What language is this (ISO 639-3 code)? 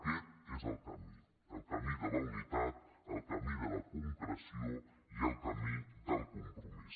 cat